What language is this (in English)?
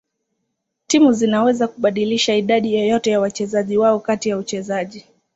Swahili